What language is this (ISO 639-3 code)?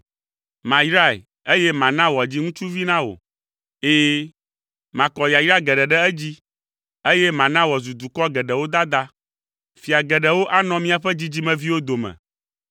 ewe